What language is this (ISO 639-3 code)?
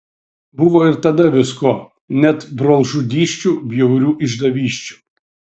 lit